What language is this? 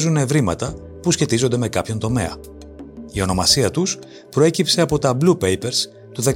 Greek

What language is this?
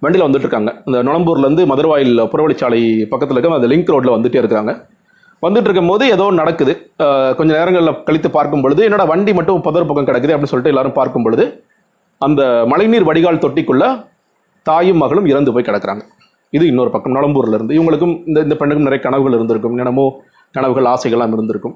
Tamil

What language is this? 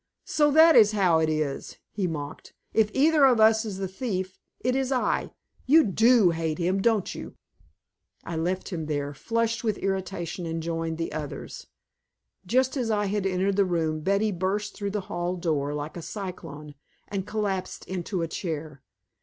English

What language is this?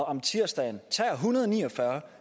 Danish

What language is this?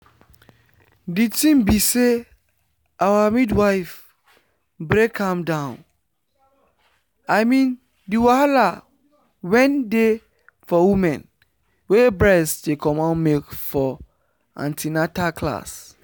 Nigerian Pidgin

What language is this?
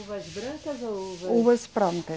Portuguese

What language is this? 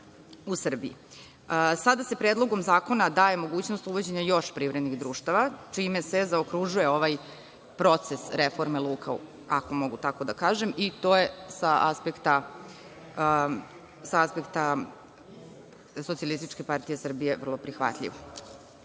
Serbian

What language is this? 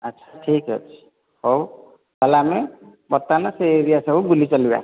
Odia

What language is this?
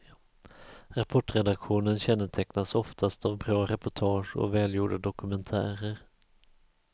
Swedish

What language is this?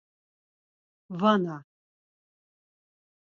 Laz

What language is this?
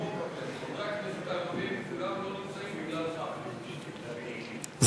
Hebrew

